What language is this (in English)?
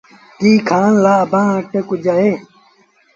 Sindhi Bhil